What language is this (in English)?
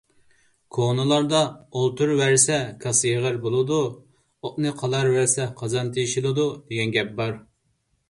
Uyghur